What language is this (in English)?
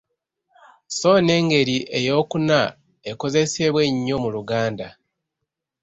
Ganda